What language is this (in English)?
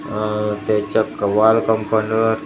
Marathi